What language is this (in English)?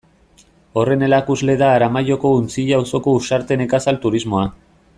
Basque